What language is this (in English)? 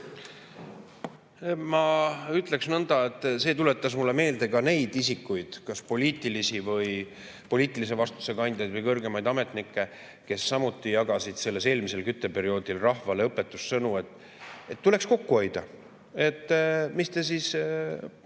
Estonian